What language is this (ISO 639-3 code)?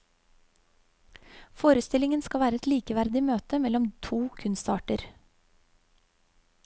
nor